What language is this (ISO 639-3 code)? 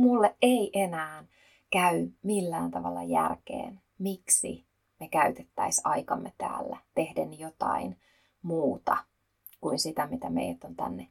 fin